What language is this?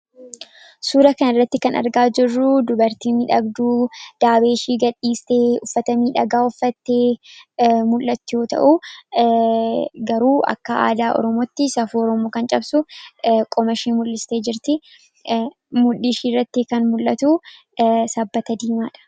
Oromo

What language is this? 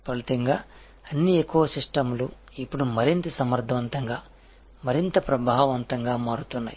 Telugu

